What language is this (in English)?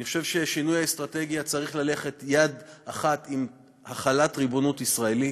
Hebrew